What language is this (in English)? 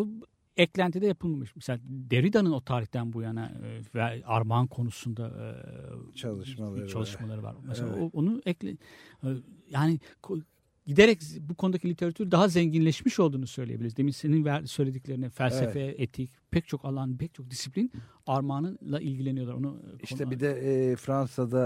Turkish